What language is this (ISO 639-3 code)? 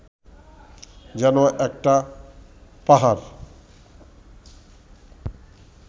ben